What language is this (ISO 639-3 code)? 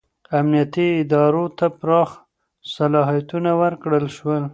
pus